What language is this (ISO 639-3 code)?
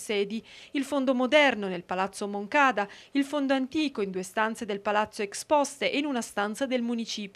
ita